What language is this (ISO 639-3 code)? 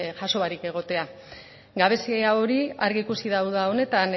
eus